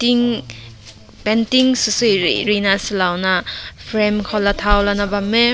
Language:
Rongmei Naga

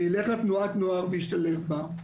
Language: Hebrew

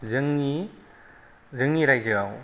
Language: Bodo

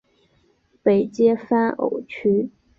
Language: Chinese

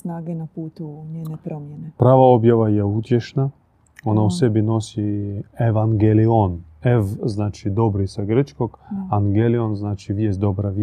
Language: Croatian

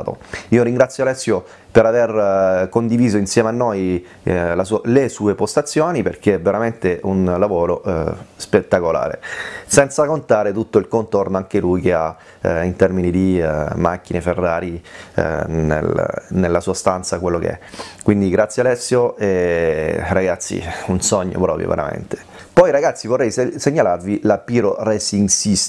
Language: Italian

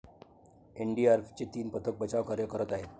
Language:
Marathi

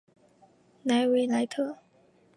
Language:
Chinese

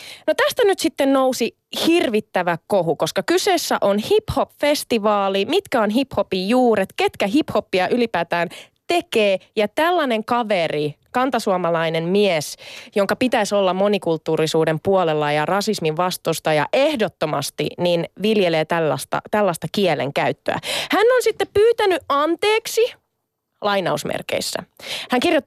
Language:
Finnish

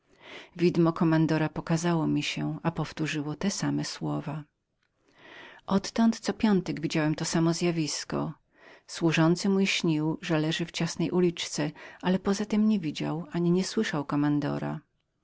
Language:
Polish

